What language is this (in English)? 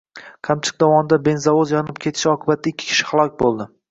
Uzbek